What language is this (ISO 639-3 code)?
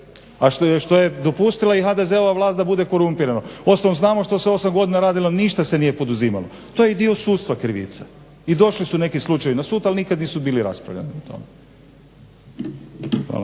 hrv